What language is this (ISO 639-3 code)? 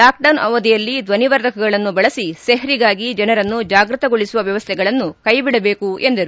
kan